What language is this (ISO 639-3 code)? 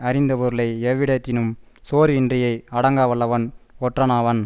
tam